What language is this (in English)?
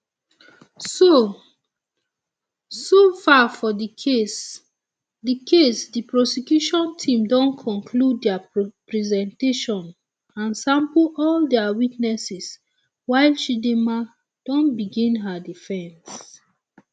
Nigerian Pidgin